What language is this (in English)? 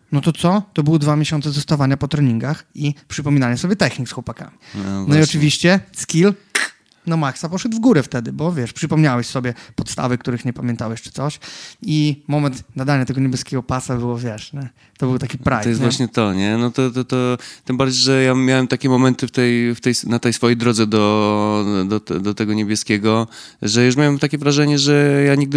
Polish